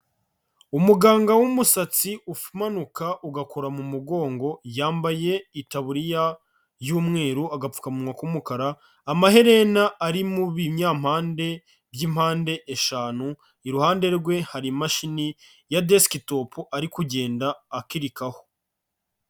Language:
Kinyarwanda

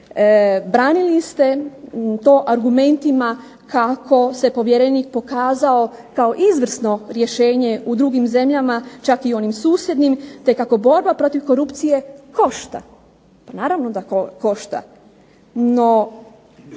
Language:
Croatian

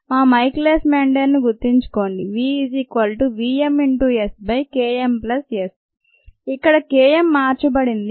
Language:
Telugu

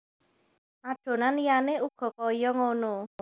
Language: Javanese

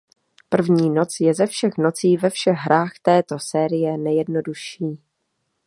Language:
Czech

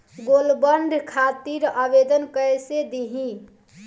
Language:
Bhojpuri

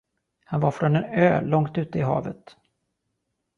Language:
Swedish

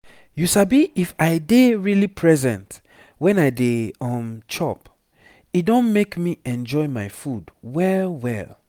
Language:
Nigerian Pidgin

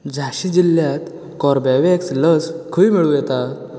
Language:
Konkani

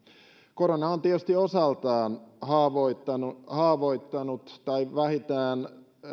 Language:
Finnish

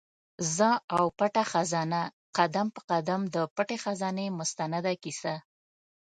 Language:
Pashto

